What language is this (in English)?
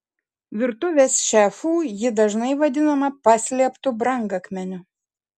Lithuanian